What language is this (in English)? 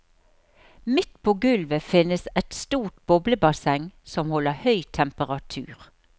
Norwegian